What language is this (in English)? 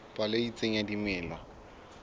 Southern Sotho